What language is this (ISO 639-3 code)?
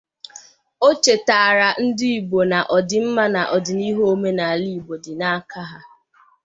ibo